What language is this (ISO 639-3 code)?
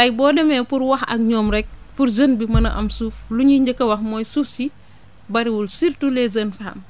wol